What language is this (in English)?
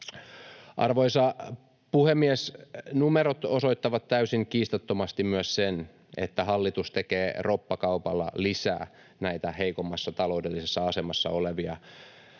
Finnish